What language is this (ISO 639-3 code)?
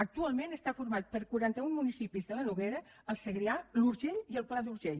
cat